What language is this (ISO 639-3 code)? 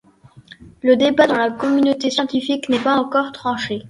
fra